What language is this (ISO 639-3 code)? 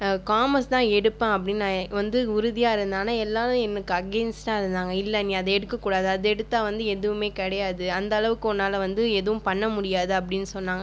tam